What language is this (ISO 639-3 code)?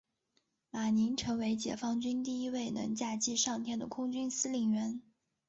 zho